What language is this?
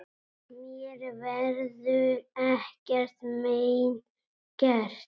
Icelandic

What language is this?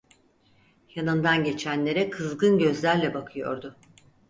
Turkish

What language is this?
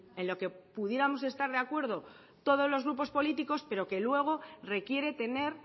Spanish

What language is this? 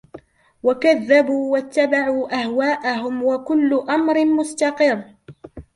Arabic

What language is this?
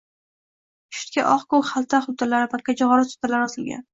Uzbek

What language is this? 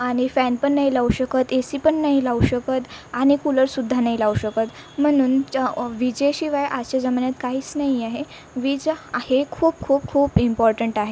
Marathi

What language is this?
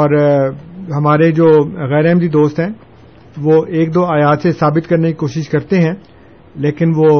Urdu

